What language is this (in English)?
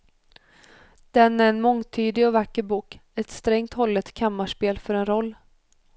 Swedish